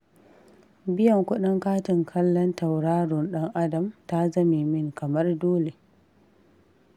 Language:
Hausa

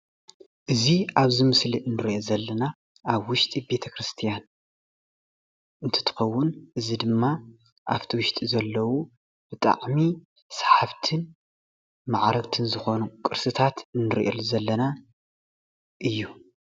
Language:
Tigrinya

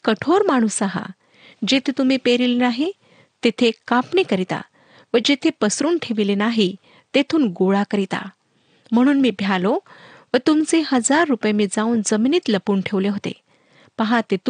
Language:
Marathi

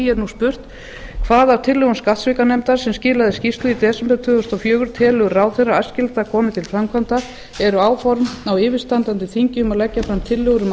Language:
Icelandic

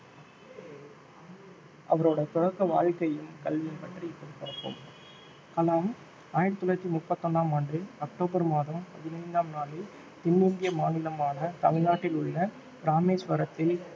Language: Tamil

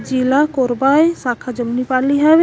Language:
Chhattisgarhi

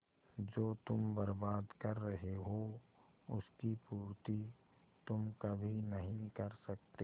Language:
Hindi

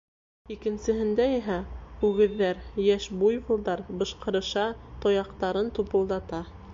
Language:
Bashkir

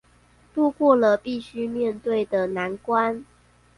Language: Chinese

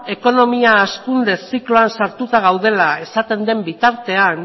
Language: Basque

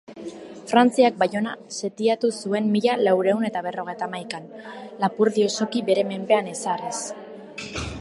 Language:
Basque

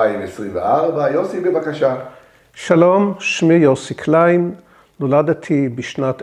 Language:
Hebrew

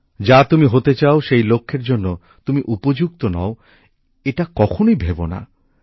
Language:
Bangla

